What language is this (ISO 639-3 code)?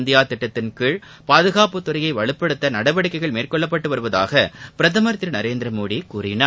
tam